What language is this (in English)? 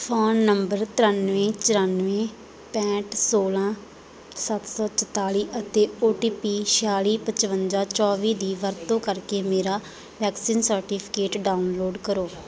Punjabi